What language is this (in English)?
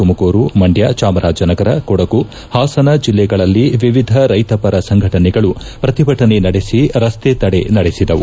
Kannada